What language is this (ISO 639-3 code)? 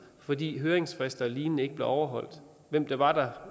dan